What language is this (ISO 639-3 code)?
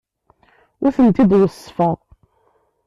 kab